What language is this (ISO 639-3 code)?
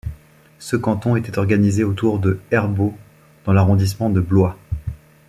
fra